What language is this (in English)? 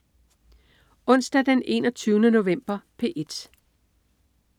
Danish